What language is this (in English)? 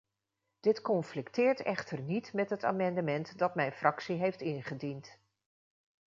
Dutch